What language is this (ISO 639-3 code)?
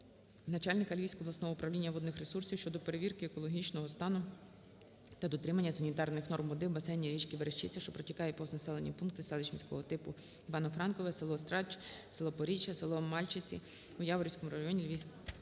ukr